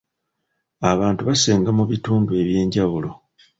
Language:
Ganda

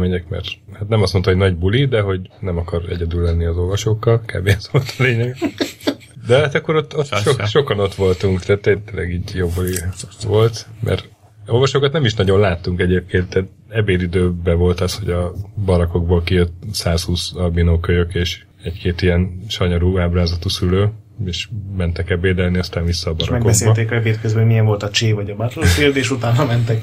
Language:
Hungarian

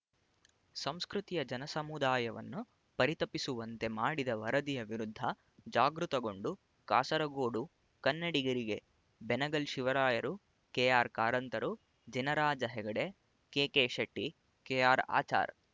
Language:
Kannada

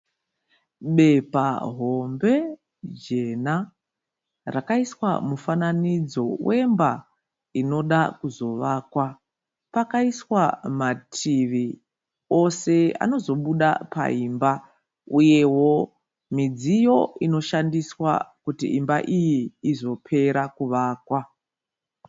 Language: Shona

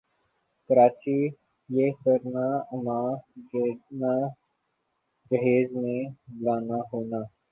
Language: Urdu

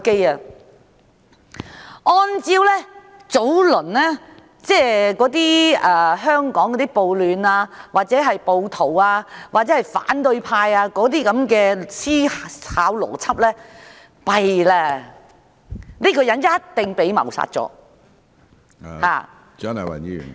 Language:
Cantonese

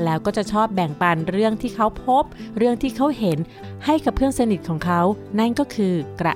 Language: Thai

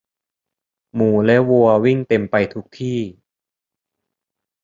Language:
Thai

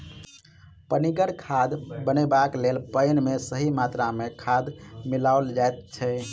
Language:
Maithili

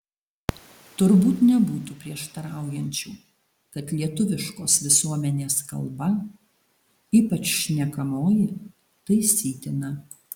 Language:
Lithuanian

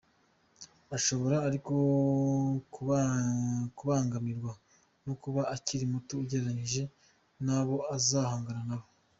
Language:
Kinyarwanda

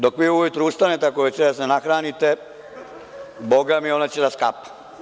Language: Serbian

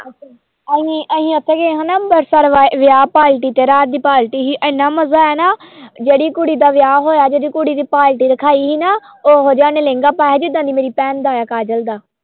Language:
Punjabi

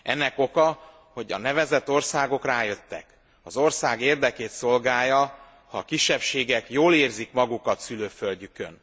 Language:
Hungarian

